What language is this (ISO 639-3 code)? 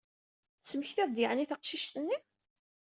kab